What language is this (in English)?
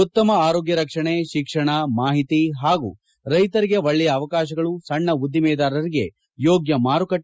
Kannada